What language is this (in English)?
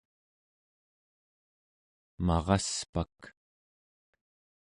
Central Yupik